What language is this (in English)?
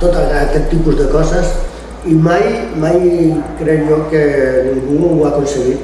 Spanish